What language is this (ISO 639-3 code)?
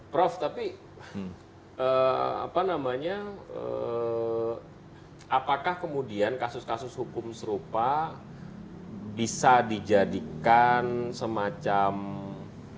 ind